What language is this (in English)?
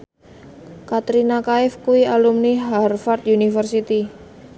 Javanese